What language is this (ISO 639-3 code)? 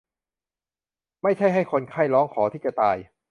tha